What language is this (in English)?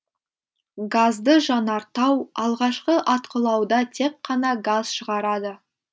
Kazakh